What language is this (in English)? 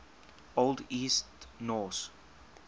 English